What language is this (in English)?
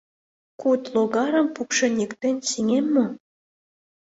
Mari